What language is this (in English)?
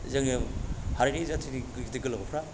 Bodo